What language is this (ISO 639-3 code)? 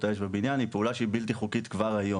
heb